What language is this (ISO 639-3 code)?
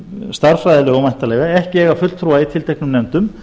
isl